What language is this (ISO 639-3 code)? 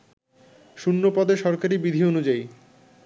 ben